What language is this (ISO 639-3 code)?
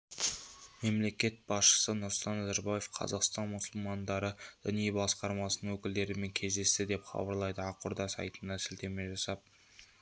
kaz